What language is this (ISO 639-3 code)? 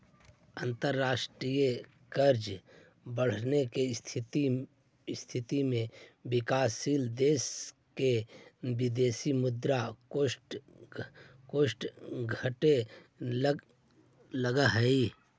mag